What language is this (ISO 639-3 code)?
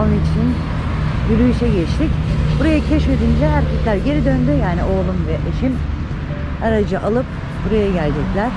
tur